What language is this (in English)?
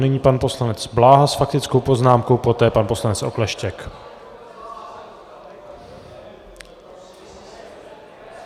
Czech